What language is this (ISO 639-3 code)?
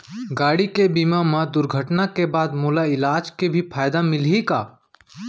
hne